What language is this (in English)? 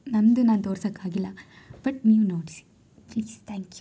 Kannada